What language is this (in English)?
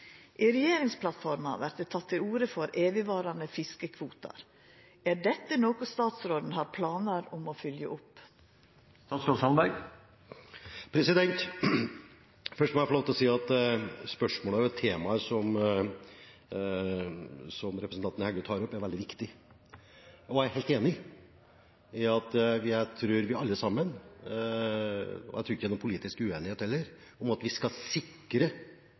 Norwegian